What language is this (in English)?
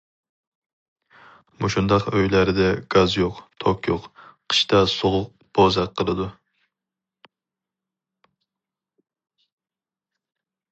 Uyghur